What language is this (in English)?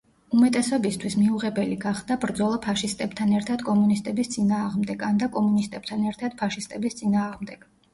Georgian